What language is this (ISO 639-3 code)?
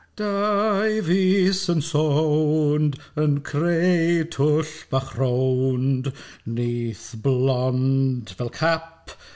cym